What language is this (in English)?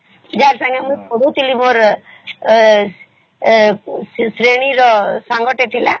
Odia